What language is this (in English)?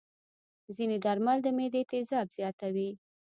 Pashto